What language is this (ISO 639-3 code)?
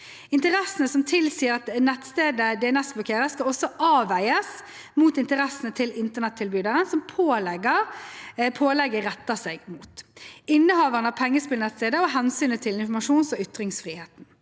nor